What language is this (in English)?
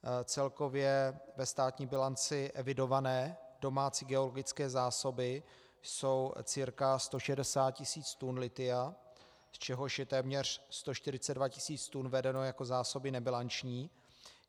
Czech